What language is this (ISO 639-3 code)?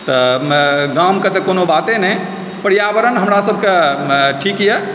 mai